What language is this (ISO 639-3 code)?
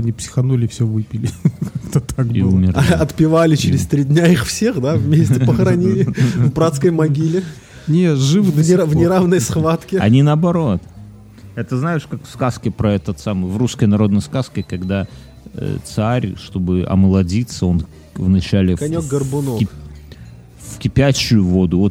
rus